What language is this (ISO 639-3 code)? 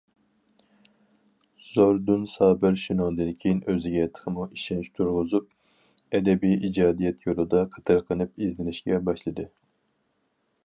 uig